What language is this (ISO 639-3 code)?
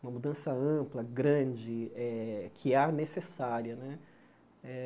por